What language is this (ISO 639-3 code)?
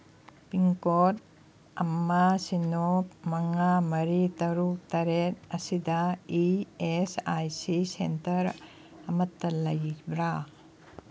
mni